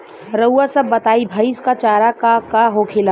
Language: Bhojpuri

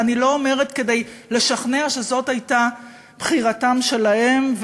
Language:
Hebrew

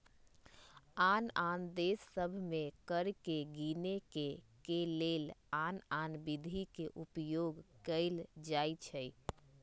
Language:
Magahi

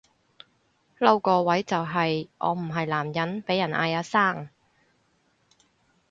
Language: Cantonese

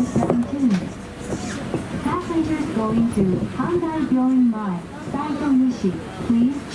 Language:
Japanese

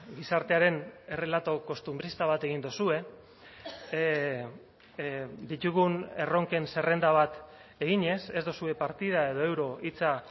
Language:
Basque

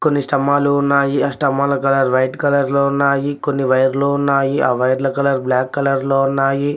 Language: Telugu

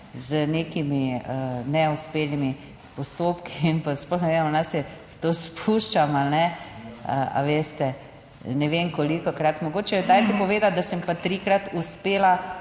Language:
Slovenian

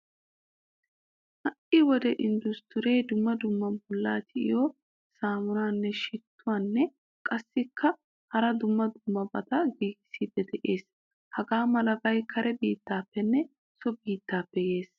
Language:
Wolaytta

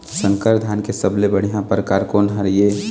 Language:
Chhattisgarhi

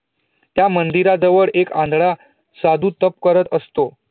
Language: Marathi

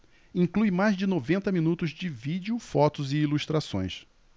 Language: Portuguese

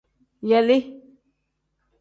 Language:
Tem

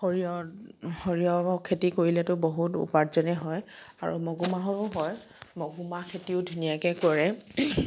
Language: Assamese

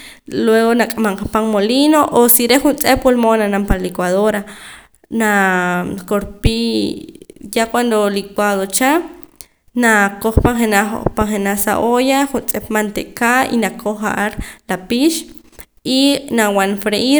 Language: Poqomam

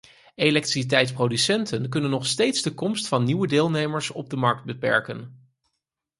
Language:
Dutch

